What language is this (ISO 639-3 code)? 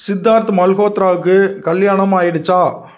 tam